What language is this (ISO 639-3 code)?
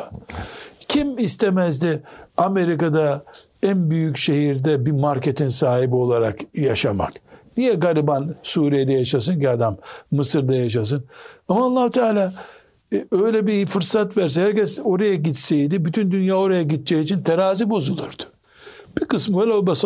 tur